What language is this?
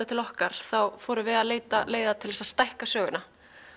Icelandic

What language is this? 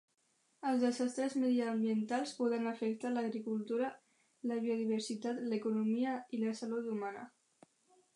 Catalan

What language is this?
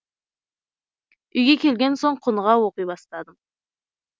Kazakh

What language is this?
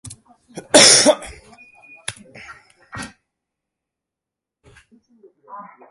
Japanese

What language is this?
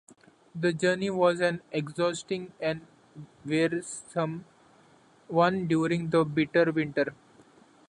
English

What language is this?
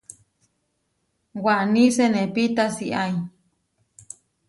Huarijio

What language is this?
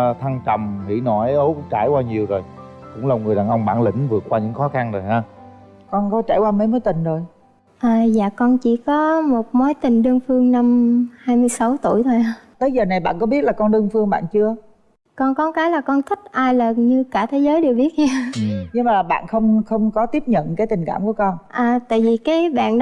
Vietnamese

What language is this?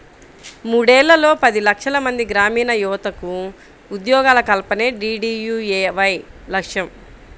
Telugu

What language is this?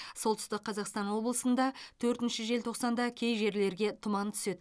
Kazakh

